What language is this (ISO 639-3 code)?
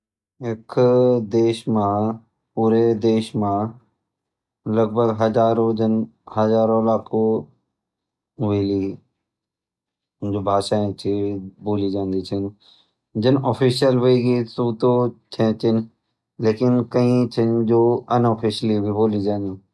gbm